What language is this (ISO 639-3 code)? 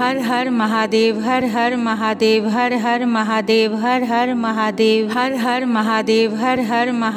pan